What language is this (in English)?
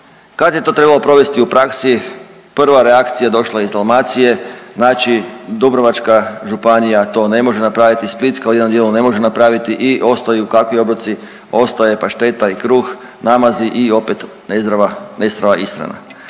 Croatian